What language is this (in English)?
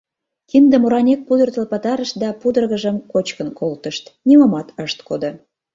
Mari